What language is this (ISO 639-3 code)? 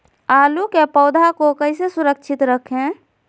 mag